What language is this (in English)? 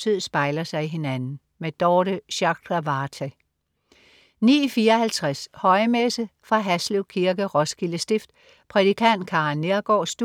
Danish